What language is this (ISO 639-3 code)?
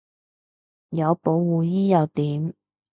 yue